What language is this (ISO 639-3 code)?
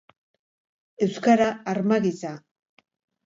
eus